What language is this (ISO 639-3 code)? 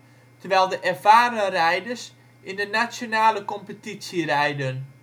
nld